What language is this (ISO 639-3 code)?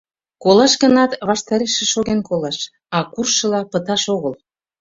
chm